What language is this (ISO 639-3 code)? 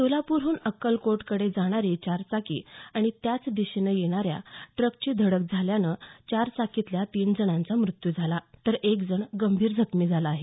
mar